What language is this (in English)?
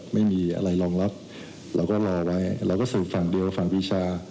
Thai